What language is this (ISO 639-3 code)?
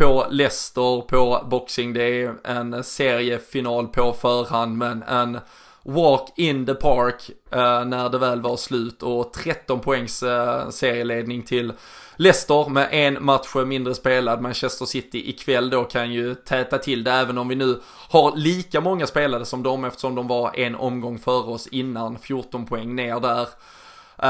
swe